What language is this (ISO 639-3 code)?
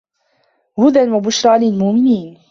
ara